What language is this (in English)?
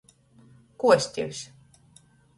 Latgalian